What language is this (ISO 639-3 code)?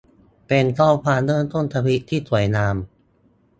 tha